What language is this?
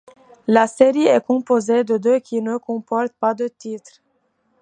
French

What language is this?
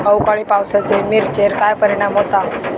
Marathi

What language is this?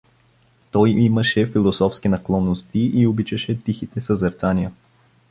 Bulgarian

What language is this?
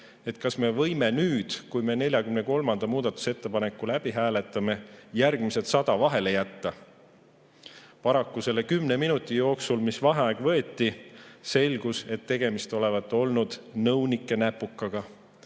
Estonian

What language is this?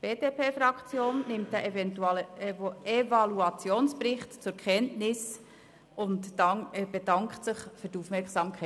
Swiss German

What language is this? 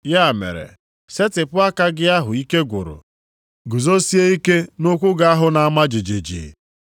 Igbo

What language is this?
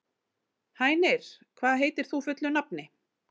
Icelandic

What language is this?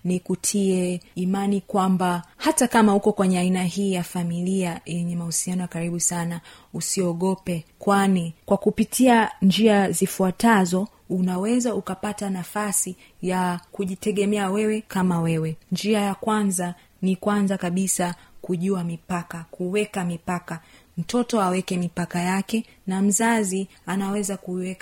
Swahili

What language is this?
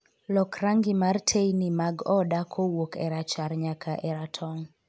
Luo (Kenya and Tanzania)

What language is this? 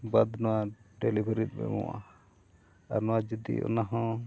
Santali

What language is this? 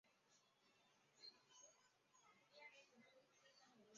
Chinese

